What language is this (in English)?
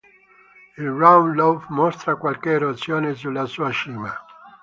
Italian